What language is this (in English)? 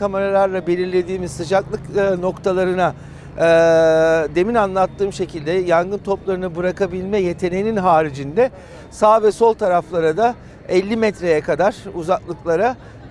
Turkish